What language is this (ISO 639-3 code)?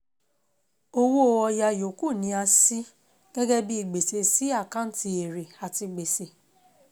yor